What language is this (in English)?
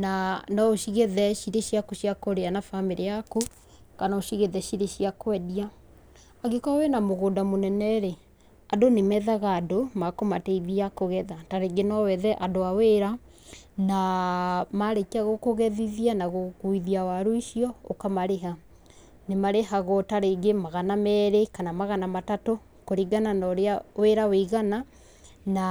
Kikuyu